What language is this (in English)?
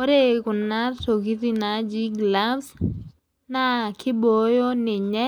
Masai